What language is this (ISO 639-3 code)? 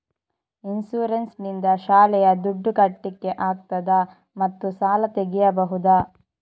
kan